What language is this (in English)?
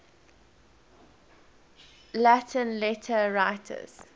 English